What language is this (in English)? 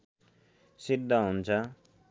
Nepali